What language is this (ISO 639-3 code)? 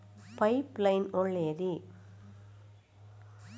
kan